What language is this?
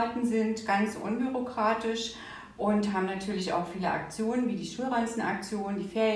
German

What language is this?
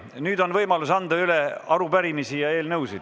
Estonian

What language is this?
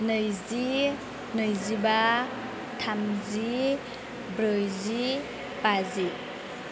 Bodo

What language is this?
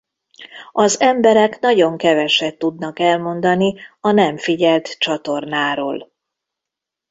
Hungarian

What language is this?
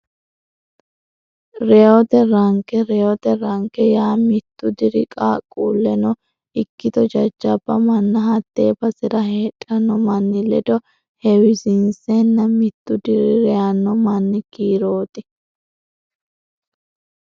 Sidamo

